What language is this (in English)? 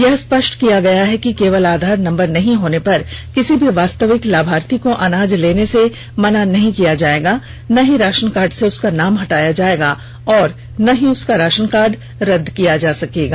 Hindi